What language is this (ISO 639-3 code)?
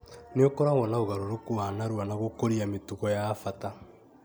kik